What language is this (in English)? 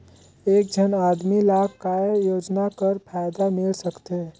Chhattisgarhi